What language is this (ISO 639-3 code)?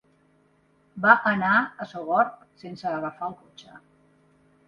cat